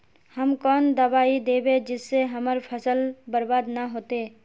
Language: Magahi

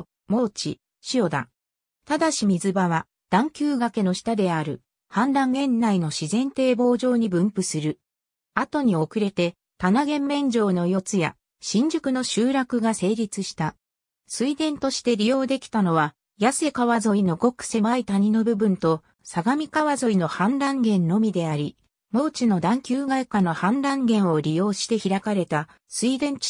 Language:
Japanese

